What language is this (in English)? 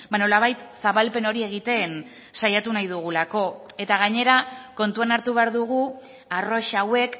Basque